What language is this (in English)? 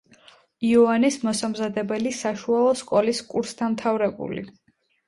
Georgian